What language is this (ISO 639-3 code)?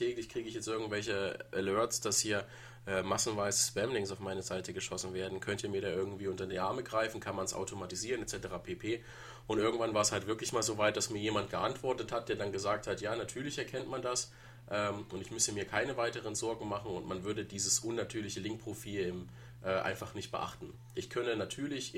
deu